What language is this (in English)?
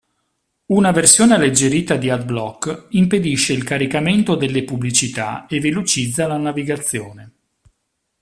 Italian